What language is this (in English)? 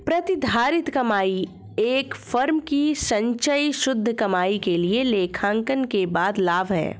Hindi